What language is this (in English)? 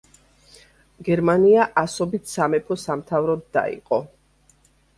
Georgian